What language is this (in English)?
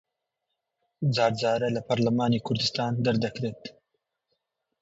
Central Kurdish